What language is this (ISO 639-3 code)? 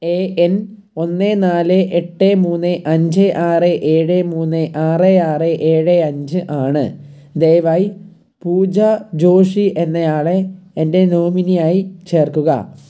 mal